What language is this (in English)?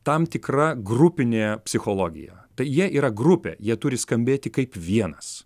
Lithuanian